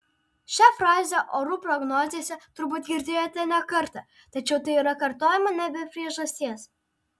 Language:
Lithuanian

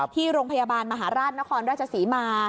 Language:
Thai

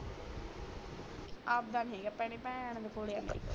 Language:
Punjabi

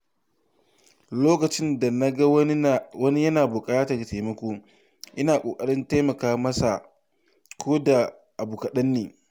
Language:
Hausa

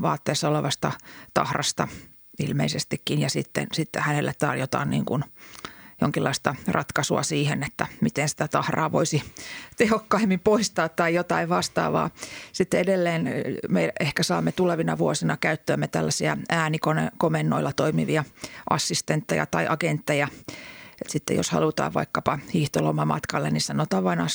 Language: Finnish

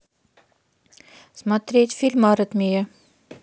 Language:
Russian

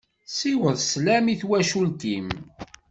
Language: Kabyle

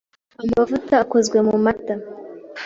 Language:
Kinyarwanda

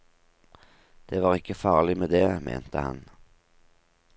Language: Norwegian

